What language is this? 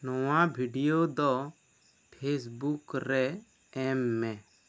Santali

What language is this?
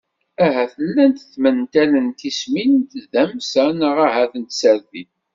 Kabyle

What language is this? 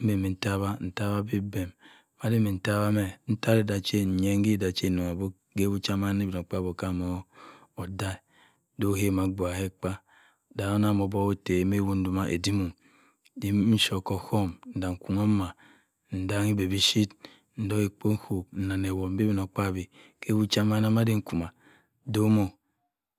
Cross River Mbembe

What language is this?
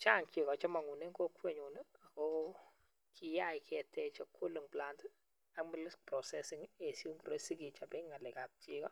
Kalenjin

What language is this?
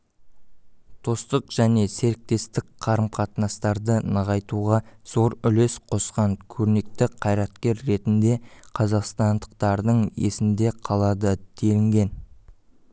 Kazakh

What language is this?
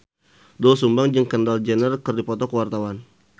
Sundanese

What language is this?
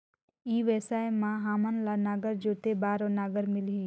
Chhattisgarhi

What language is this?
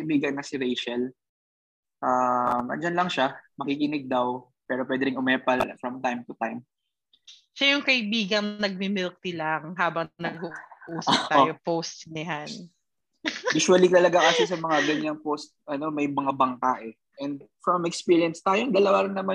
Filipino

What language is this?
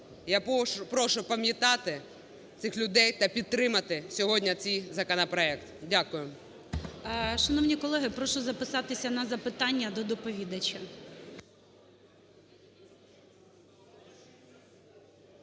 Ukrainian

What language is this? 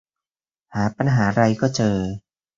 Thai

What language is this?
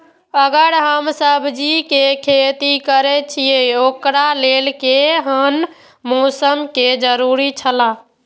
Maithili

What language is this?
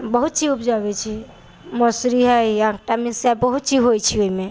Maithili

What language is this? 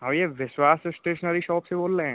Hindi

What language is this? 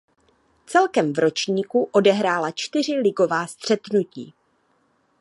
Czech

